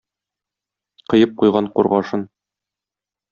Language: Tatar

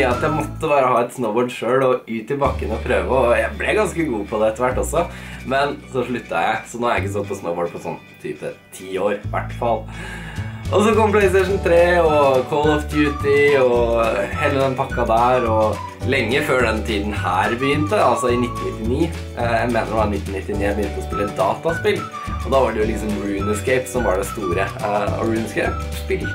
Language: Norwegian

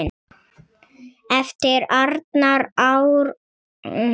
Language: Icelandic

